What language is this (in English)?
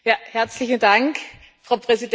German